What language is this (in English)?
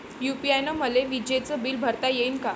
Marathi